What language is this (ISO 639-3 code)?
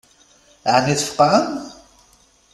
kab